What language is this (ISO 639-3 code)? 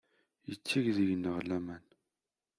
kab